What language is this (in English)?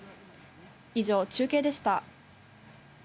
Japanese